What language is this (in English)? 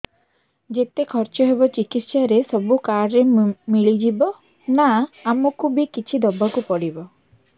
Odia